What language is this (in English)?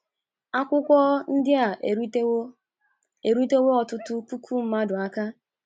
Igbo